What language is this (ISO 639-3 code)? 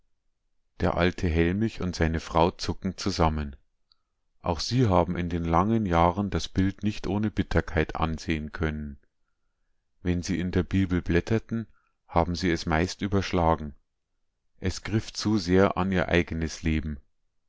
deu